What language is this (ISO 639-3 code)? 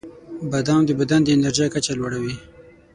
pus